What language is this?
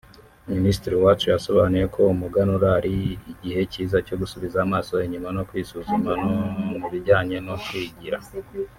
Kinyarwanda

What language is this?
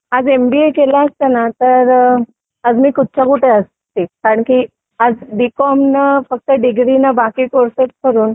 Marathi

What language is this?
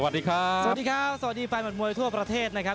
Thai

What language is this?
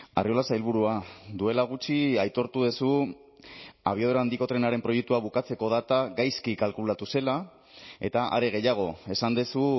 Basque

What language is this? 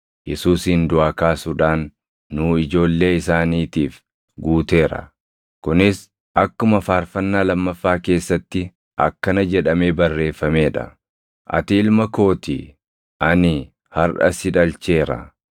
Oromo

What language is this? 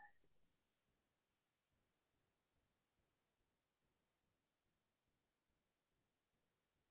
Assamese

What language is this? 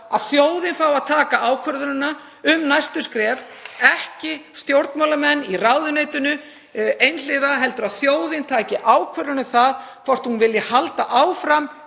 Icelandic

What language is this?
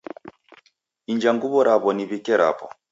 Taita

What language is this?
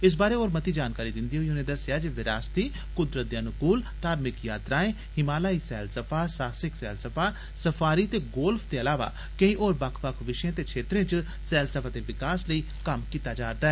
Dogri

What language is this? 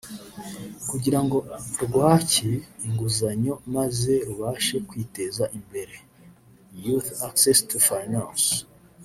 Kinyarwanda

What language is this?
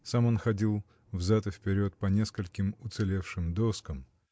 Russian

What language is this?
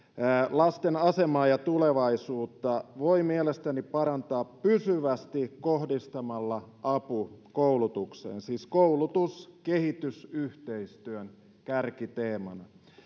Finnish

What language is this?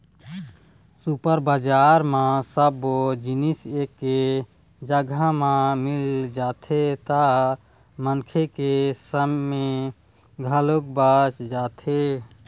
Chhattisgarhi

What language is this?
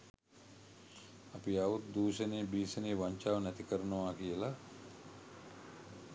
Sinhala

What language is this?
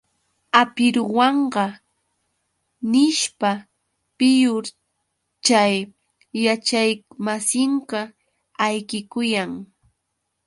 Yauyos Quechua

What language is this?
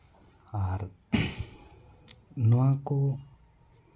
Santali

